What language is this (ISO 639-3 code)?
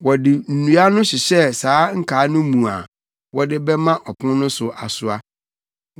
aka